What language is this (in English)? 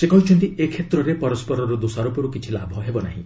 Odia